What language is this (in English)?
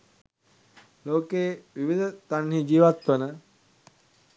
Sinhala